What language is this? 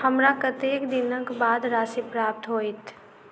Maithili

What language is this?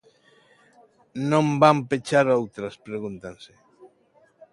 Galician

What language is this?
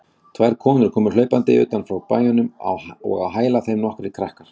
Icelandic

